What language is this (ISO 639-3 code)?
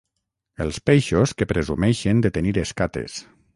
cat